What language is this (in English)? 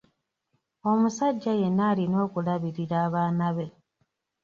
Ganda